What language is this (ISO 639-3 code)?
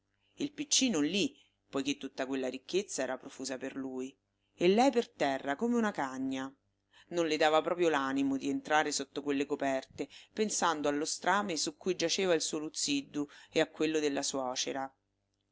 ita